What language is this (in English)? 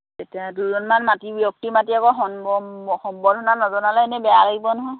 Assamese